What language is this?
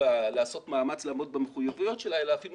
Hebrew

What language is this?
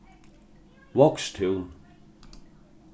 Faroese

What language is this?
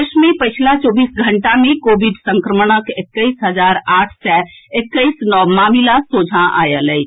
Maithili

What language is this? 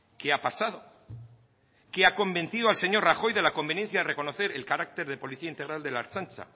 Spanish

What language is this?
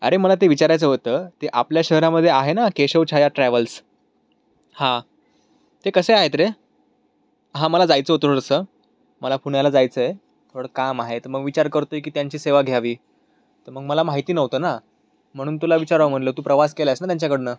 Marathi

